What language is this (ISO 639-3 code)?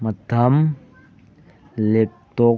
mni